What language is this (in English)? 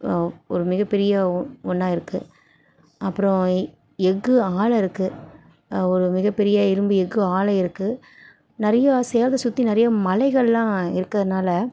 Tamil